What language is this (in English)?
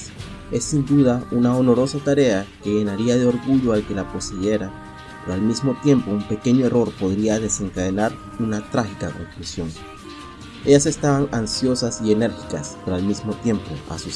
Spanish